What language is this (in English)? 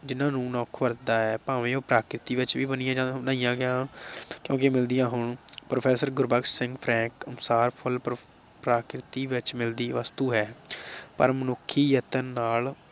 Punjabi